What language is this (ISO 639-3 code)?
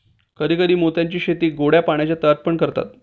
mar